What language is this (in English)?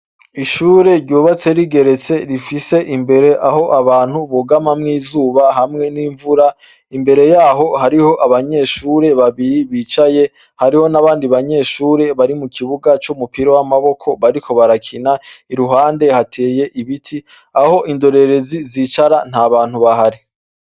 Rundi